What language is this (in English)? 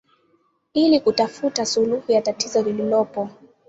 Swahili